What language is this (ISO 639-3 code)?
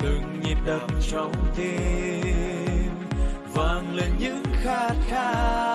vie